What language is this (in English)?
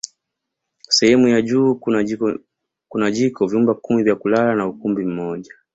Swahili